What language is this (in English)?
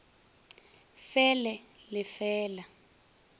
Northern Sotho